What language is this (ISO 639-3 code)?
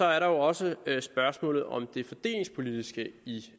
dan